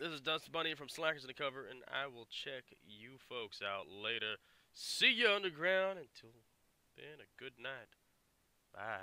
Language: English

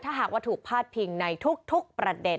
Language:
Thai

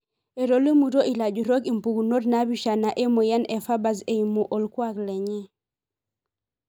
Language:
Masai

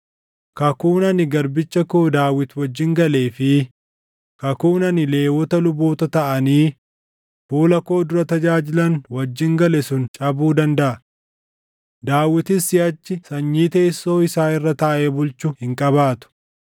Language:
Oromo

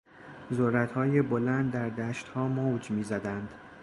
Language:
Persian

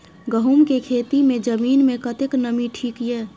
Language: Maithili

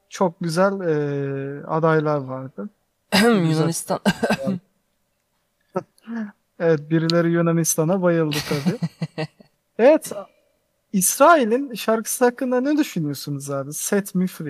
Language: Turkish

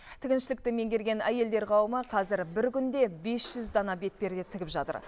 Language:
Kazakh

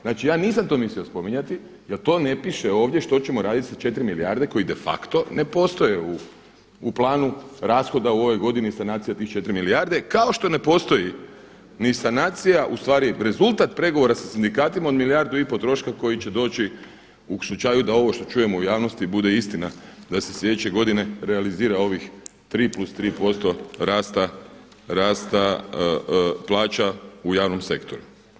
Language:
Croatian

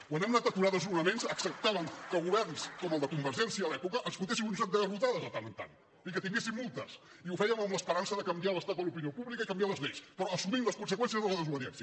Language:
Catalan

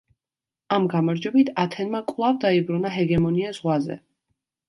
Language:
Georgian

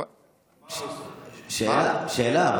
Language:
Hebrew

